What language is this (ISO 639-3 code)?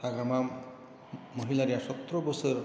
brx